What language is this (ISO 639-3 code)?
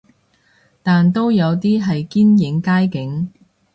yue